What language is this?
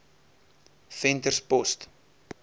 Afrikaans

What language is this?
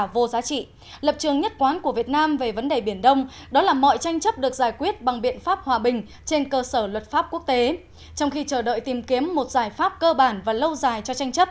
Vietnamese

